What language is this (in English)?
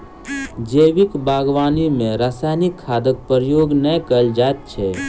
Maithili